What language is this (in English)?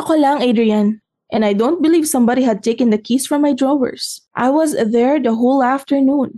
Filipino